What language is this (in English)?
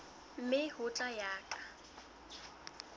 Southern Sotho